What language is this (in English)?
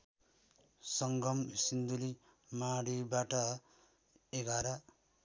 Nepali